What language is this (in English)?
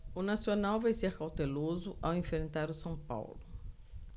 Portuguese